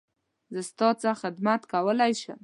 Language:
Pashto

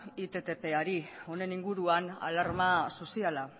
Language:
Basque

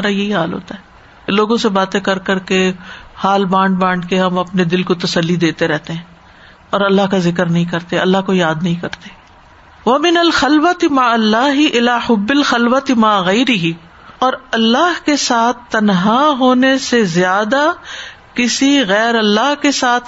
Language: Urdu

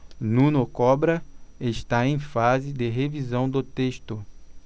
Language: Portuguese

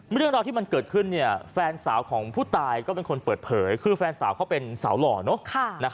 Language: Thai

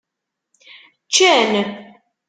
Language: Kabyle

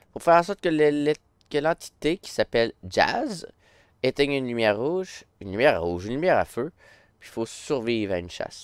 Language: French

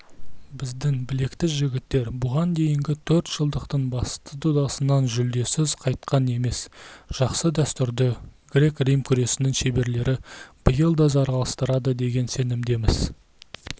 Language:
Kazakh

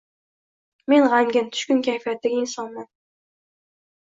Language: Uzbek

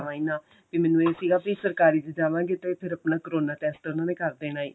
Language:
Punjabi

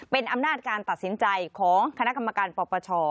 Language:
Thai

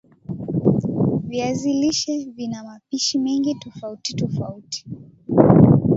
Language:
Swahili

